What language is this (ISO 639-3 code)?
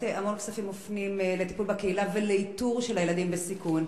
heb